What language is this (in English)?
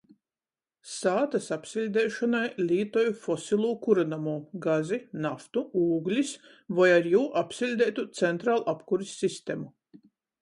Latgalian